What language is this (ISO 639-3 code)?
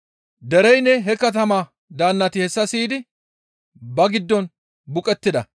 gmv